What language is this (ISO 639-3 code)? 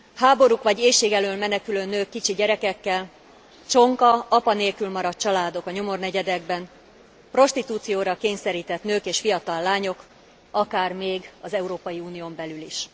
hun